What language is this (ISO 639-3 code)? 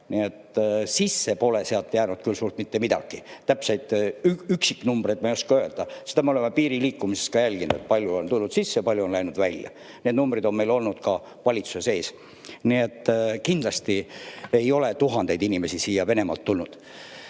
est